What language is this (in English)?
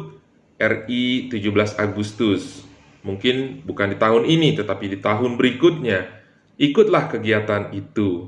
Indonesian